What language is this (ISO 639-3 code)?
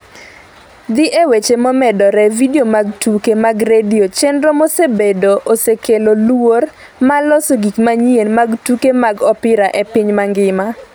luo